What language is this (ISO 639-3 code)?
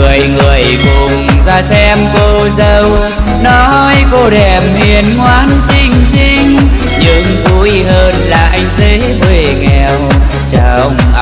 vie